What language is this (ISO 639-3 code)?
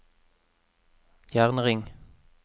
nor